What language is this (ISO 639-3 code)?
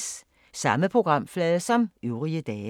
dan